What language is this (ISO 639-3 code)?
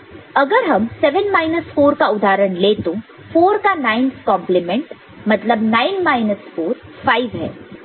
hin